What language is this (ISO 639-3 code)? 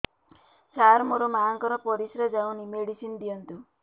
ori